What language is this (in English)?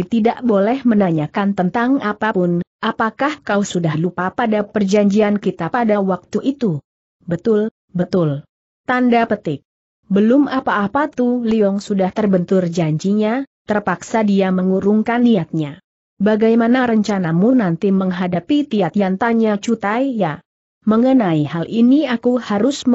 Indonesian